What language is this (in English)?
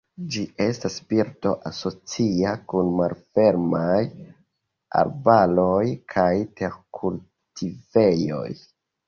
Esperanto